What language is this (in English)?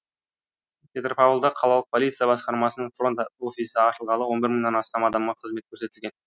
Kazakh